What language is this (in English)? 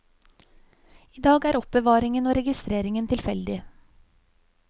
Norwegian